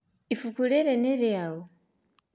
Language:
Kikuyu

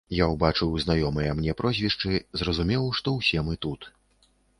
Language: Belarusian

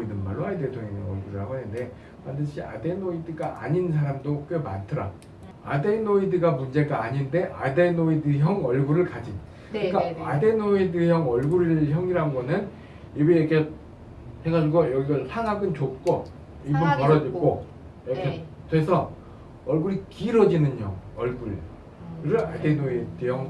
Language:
Korean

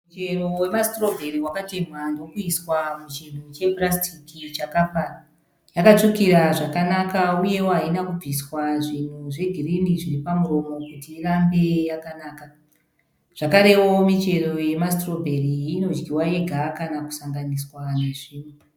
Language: Shona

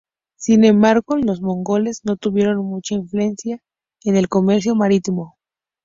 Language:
Spanish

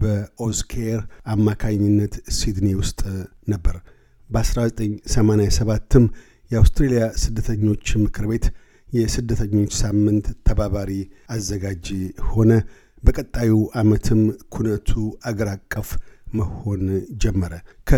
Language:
Amharic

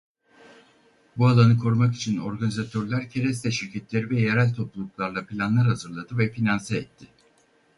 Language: Turkish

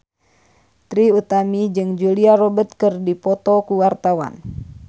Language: Sundanese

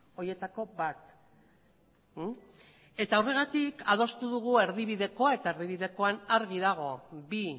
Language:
Basque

